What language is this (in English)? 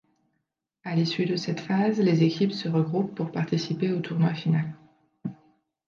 French